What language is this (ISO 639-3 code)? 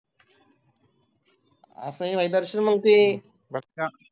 mar